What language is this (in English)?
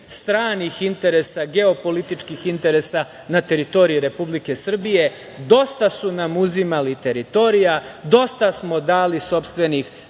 Serbian